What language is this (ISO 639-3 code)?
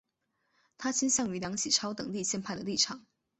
zho